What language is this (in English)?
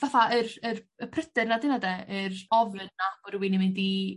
Welsh